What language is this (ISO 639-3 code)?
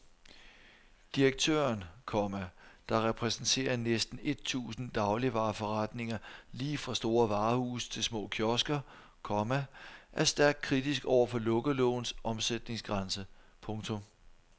dan